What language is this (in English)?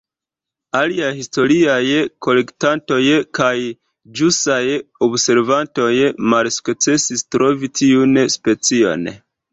Esperanto